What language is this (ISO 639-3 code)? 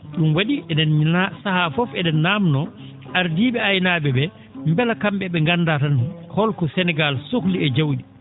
ful